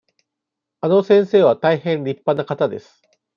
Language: Japanese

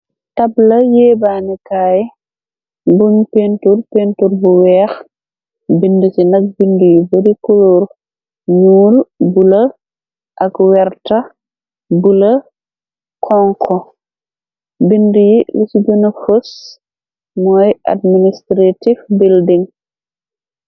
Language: Wolof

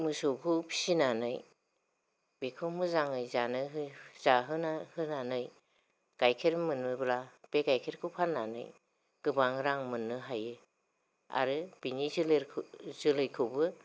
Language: Bodo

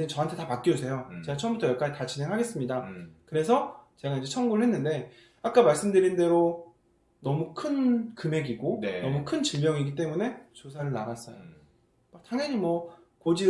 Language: Korean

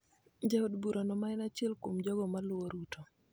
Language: Luo (Kenya and Tanzania)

